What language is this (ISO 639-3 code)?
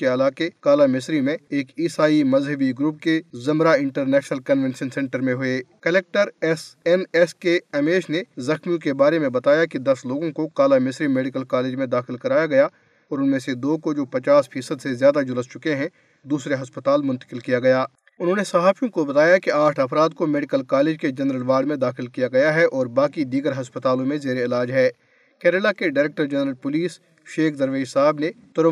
urd